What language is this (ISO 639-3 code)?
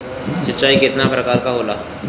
bho